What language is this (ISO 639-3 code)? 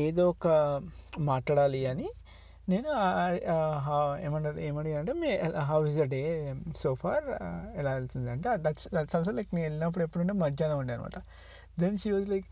tel